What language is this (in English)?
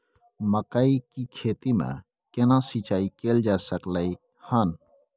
Maithili